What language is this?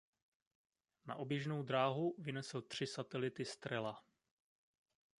Czech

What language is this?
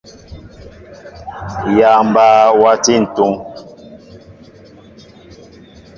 Mbo (Cameroon)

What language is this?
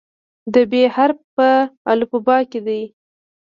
Pashto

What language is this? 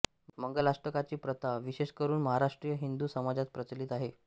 Marathi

